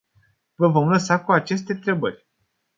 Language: Romanian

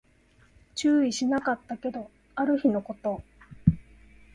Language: Japanese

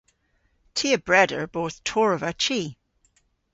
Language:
Cornish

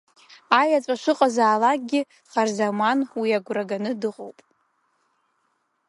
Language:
Abkhazian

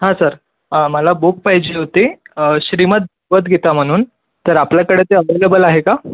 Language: Marathi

